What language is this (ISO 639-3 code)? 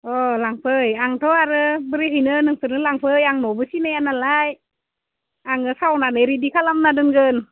brx